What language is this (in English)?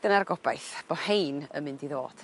Welsh